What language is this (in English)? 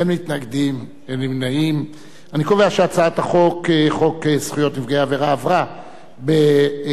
Hebrew